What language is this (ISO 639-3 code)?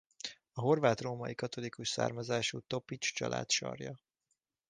hun